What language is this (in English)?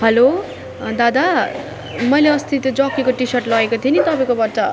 Nepali